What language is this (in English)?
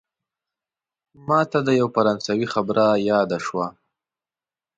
Pashto